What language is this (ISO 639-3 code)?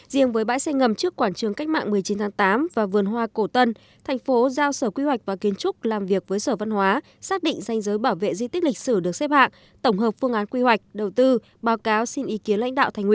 vie